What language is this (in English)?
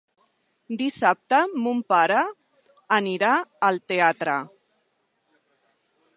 Catalan